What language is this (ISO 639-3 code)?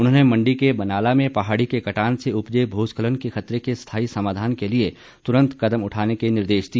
hin